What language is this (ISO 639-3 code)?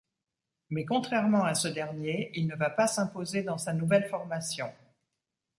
fra